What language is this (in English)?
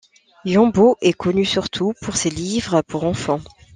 French